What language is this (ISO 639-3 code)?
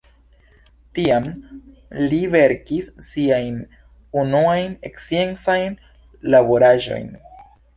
epo